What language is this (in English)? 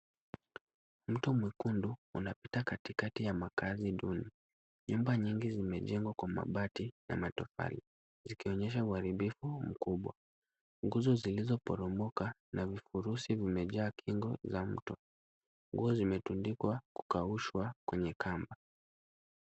Swahili